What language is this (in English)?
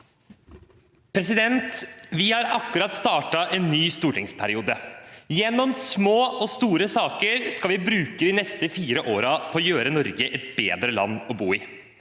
Norwegian